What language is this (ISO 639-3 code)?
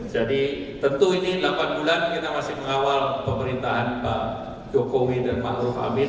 ind